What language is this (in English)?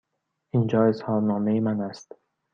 Persian